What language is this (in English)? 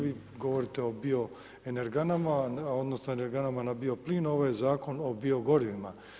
Croatian